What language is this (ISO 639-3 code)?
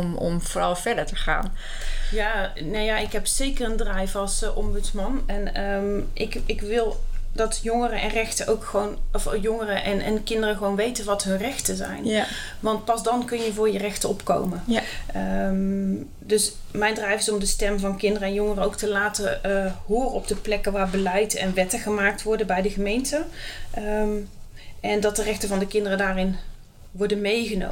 nld